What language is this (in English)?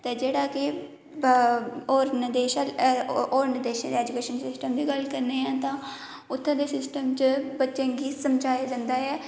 Dogri